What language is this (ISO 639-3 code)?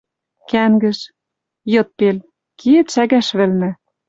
mrj